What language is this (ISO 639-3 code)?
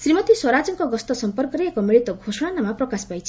ori